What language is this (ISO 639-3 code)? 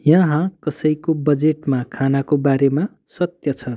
nep